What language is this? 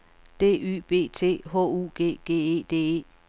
Danish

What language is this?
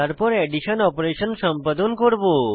Bangla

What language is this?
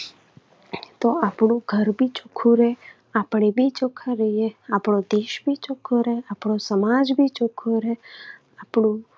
Gujarati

